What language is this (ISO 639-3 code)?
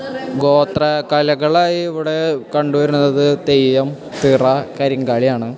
mal